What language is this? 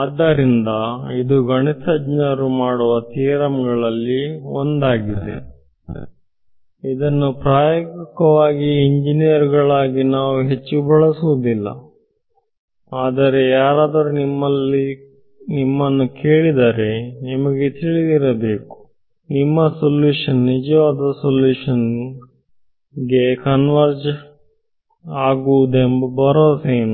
Kannada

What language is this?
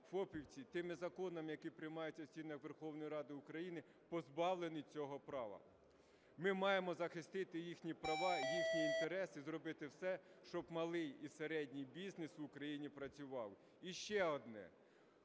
Ukrainian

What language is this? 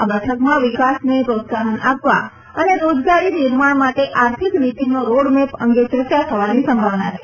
Gujarati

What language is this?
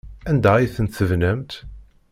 Kabyle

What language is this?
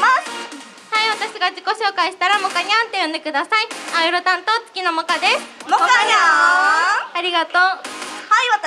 Japanese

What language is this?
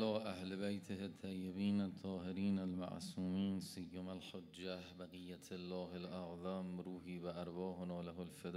Persian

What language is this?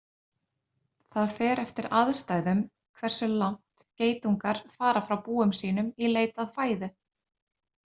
Icelandic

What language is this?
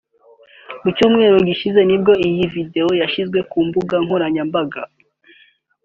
Kinyarwanda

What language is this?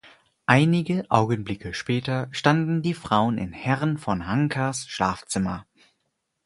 German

